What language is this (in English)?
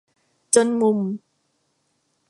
Thai